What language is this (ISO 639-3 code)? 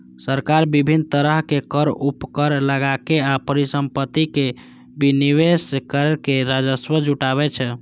mai